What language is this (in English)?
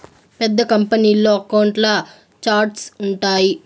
Telugu